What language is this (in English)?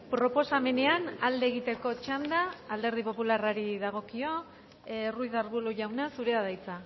Basque